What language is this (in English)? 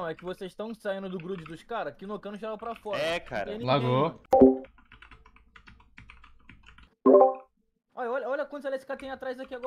Portuguese